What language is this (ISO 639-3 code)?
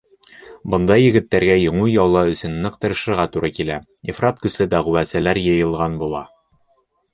bak